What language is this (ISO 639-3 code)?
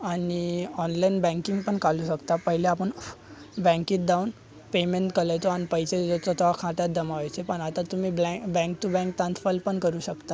mar